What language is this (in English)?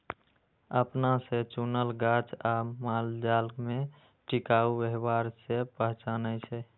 Maithili